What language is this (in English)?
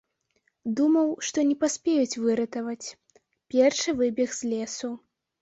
Belarusian